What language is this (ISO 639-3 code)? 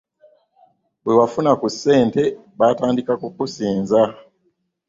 lug